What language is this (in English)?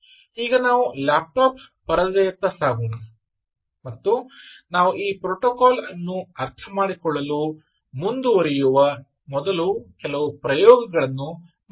Kannada